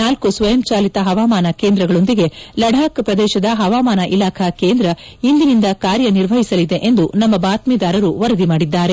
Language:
Kannada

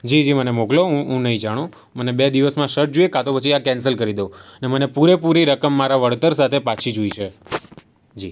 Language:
Gujarati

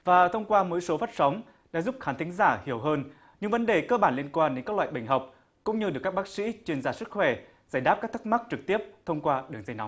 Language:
Vietnamese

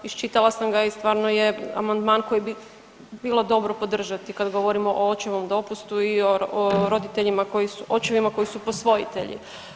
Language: Croatian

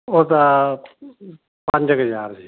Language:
Punjabi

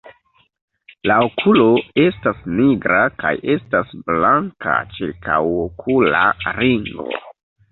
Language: Esperanto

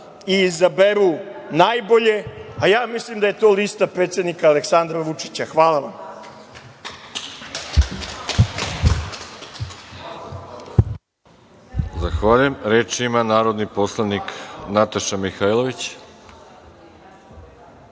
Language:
Serbian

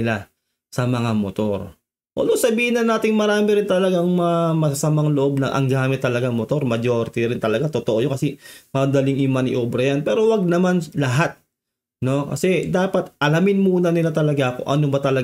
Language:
Filipino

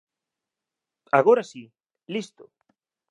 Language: Galician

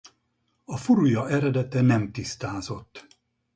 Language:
Hungarian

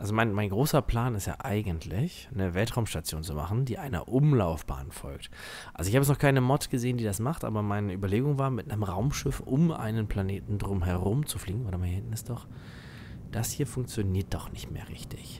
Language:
German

